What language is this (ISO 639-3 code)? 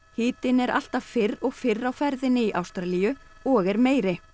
isl